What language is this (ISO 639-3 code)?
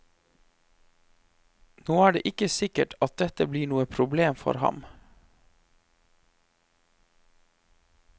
nor